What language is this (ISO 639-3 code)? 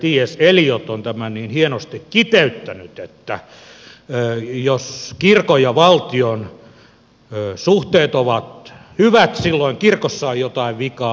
fin